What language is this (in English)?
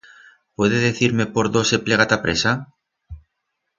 Aragonese